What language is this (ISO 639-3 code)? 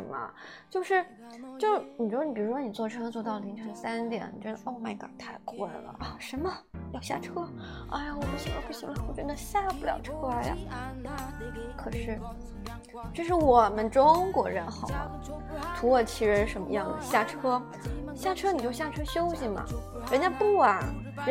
zho